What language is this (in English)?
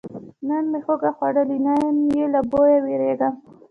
Pashto